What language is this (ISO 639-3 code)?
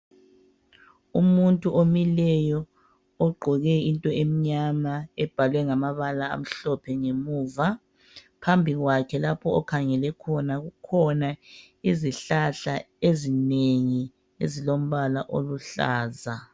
nde